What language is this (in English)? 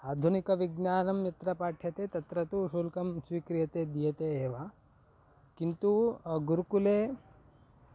Sanskrit